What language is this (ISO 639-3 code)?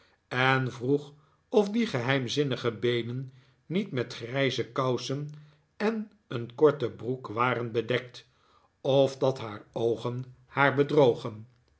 nld